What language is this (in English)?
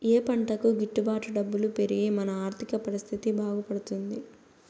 Telugu